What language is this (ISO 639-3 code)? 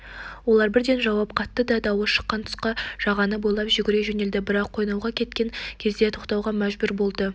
kaz